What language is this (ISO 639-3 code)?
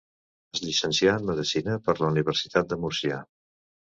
cat